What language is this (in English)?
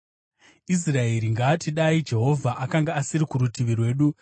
Shona